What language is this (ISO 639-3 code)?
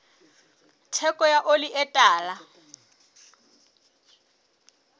sot